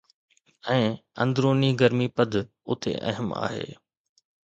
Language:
Sindhi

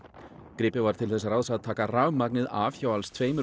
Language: Icelandic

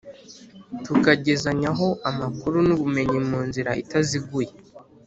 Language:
Kinyarwanda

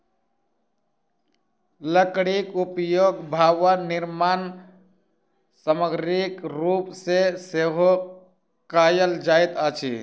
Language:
Maithili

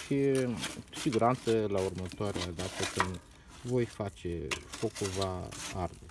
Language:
Romanian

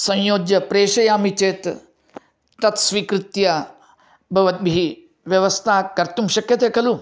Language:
Sanskrit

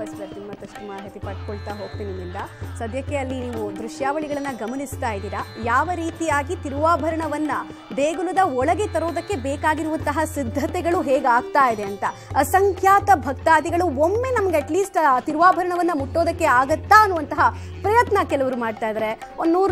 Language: Kannada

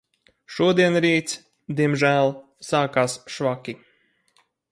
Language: Latvian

